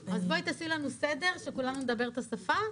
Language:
Hebrew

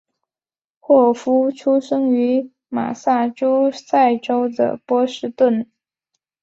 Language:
Chinese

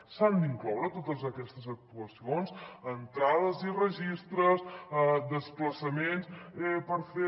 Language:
Catalan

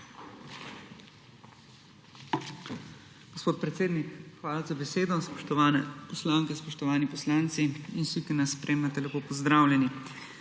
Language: Slovenian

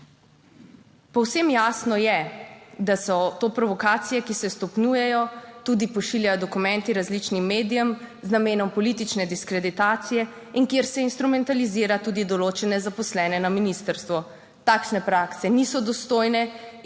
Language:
Slovenian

